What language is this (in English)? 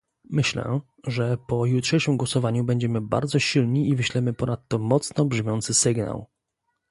Polish